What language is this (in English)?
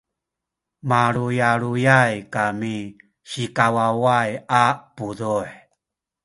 Sakizaya